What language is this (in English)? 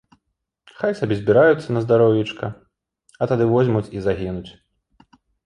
Belarusian